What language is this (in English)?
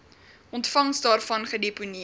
Afrikaans